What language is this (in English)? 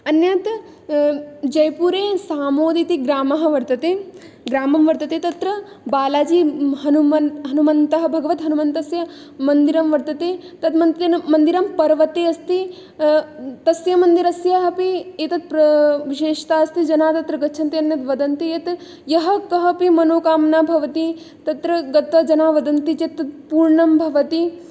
Sanskrit